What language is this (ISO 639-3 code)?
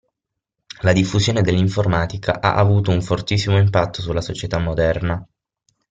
ita